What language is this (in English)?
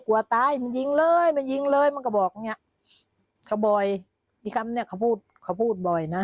Thai